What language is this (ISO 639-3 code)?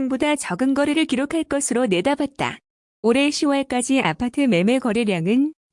kor